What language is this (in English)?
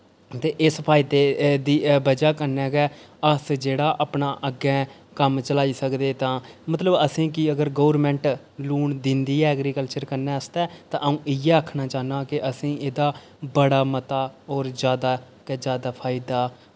Dogri